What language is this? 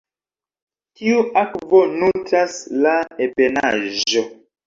Esperanto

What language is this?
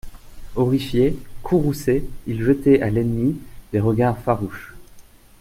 French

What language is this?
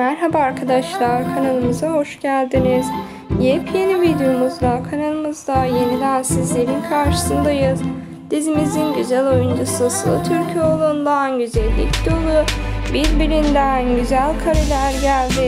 Turkish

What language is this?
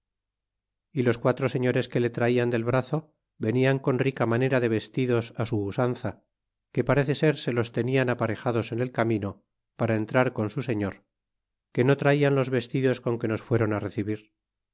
Spanish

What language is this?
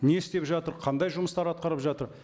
Kazakh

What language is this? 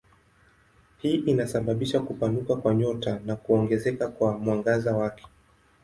Swahili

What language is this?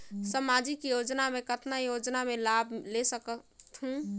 Chhattisgarhi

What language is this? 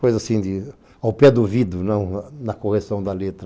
Portuguese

